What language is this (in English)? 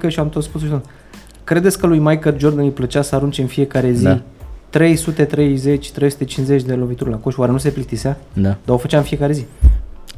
Romanian